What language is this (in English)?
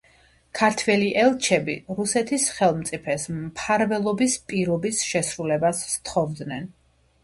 Georgian